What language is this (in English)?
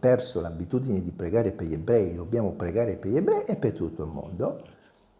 Italian